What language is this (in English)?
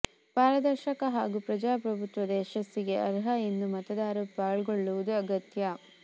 Kannada